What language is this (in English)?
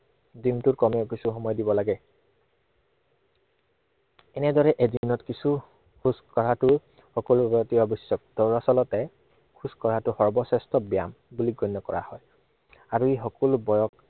Assamese